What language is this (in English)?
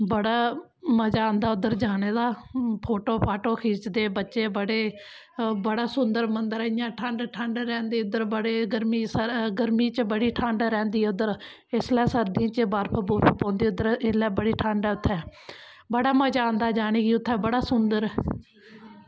Dogri